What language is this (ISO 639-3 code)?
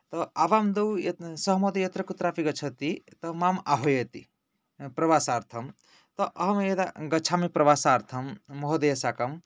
san